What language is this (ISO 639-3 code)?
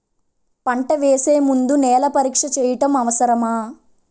tel